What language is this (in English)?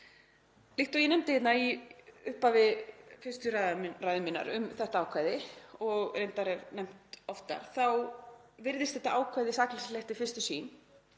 Icelandic